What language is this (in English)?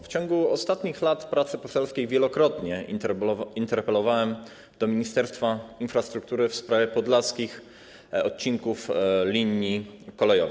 Polish